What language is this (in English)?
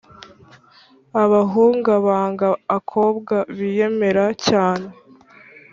Kinyarwanda